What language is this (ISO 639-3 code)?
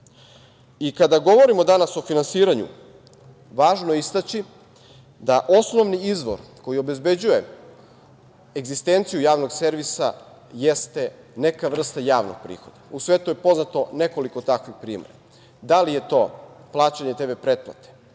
srp